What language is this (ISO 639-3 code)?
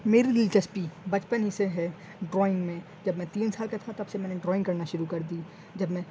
urd